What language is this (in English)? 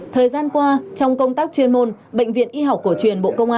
Vietnamese